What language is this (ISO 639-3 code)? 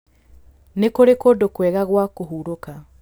kik